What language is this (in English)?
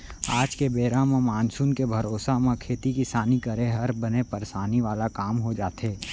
Chhattisgarhi